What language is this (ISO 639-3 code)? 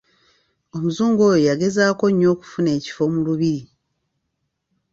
lug